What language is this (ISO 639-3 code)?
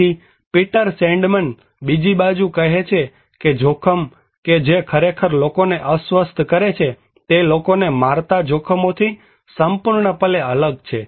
guj